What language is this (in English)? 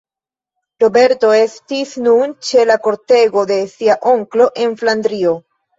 Esperanto